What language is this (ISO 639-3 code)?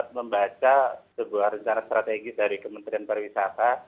ind